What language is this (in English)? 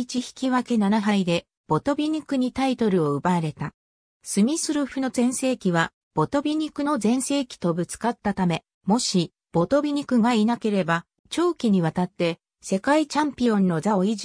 Japanese